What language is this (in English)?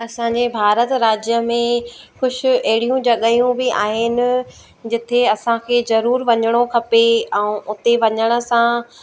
Sindhi